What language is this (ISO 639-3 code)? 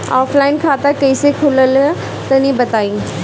bho